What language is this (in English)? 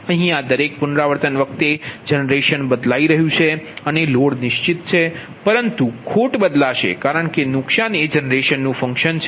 Gujarati